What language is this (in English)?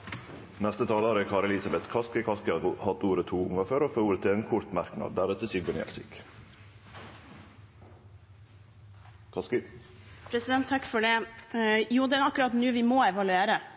Norwegian